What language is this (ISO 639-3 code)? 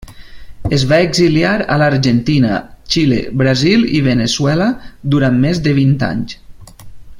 cat